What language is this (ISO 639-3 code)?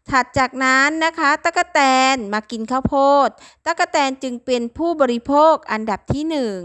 tha